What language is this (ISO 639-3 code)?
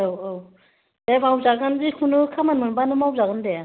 brx